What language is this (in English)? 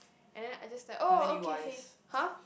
English